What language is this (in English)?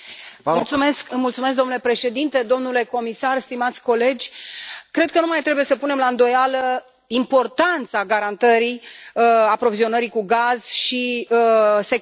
Romanian